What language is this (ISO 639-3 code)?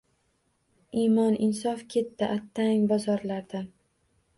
uzb